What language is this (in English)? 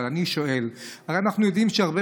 Hebrew